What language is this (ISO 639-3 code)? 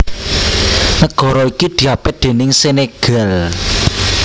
jav